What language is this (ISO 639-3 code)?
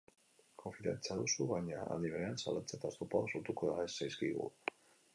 eus